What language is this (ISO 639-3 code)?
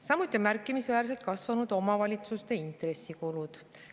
est